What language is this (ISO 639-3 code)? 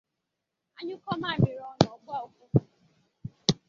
ibo